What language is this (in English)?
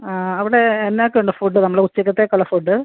Malayalam